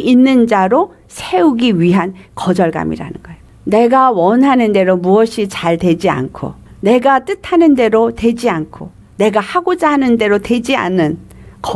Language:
Korean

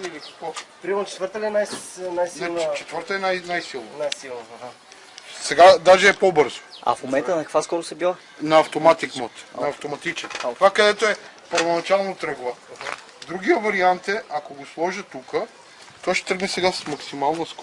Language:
Bulgarian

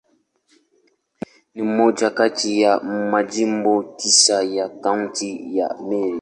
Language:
Swahili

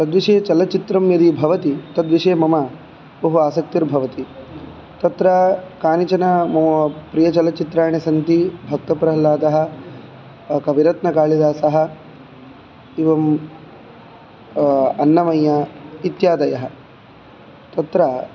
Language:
Sanskrit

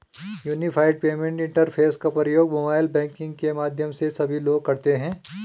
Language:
Hindi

